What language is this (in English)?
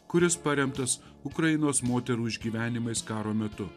Lithuanian